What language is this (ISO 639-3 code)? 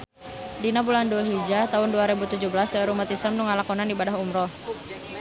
sun